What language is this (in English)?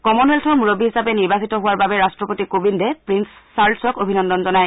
Assamese